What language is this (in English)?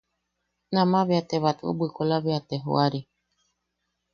Yaqui